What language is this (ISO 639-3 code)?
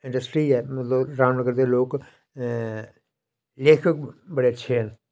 doi